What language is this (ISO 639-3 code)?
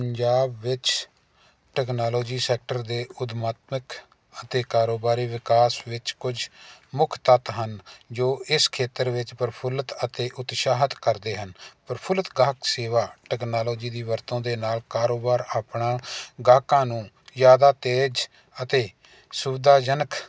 pan